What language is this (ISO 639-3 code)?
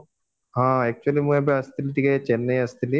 ori